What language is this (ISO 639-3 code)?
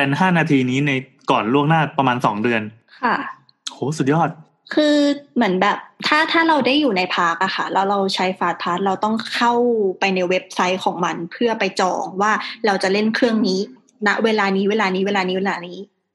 tha